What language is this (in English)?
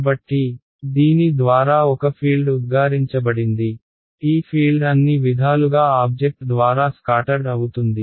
Telugu